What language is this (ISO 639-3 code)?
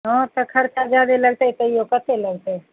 mai